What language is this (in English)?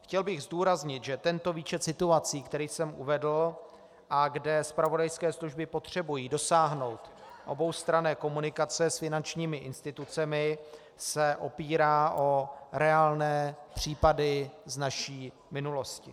Czech